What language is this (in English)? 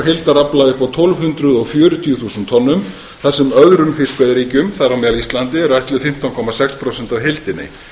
Icelandic